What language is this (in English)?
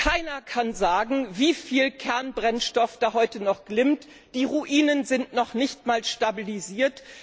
German